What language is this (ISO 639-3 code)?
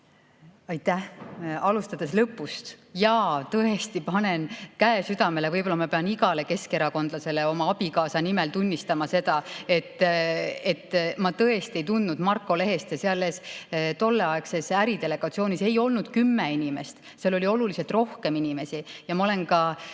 est